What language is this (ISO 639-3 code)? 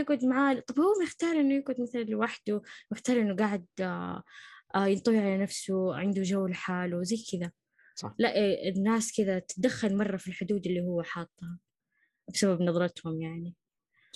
ara